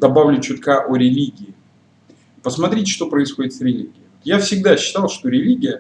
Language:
Russian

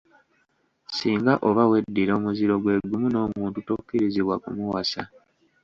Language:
Ganda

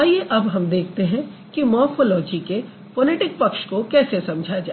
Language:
Hindi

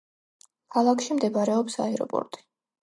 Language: Georgian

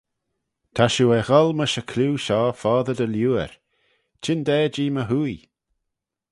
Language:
Manx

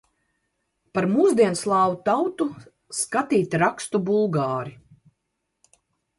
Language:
Latvian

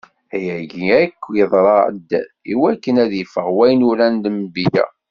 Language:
Kabyle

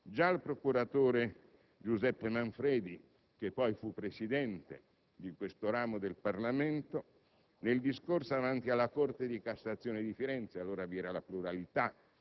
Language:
Italian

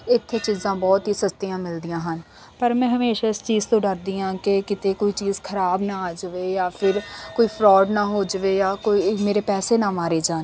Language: Punjabi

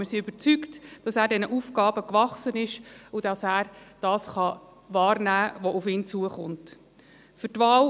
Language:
Swiss German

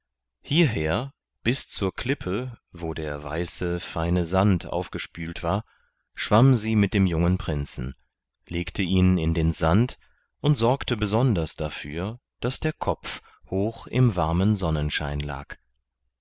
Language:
German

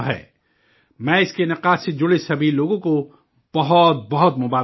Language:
Urdu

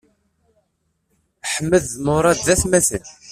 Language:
Kabyle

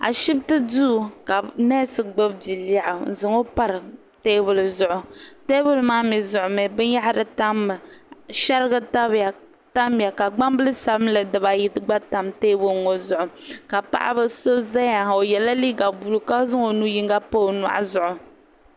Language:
Dagbani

